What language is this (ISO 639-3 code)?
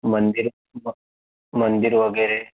mar